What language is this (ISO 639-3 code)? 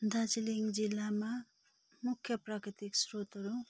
nep